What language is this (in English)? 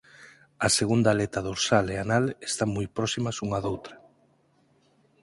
Galician